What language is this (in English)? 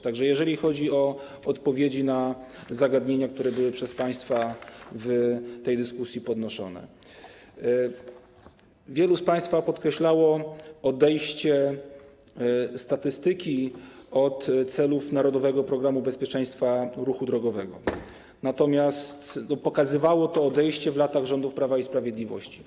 Polish